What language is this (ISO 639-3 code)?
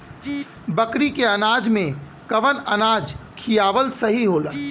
bho